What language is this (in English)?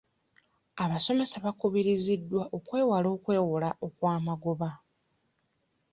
Ganda